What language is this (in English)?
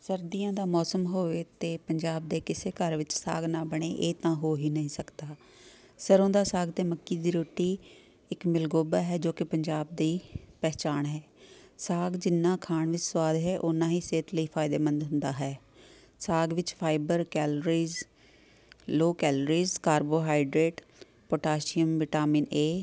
Punjabi